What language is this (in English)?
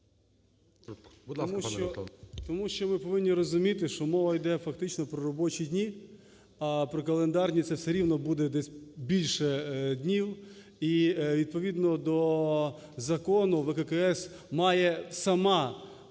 Ukrainian